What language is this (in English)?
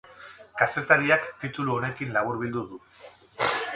Basque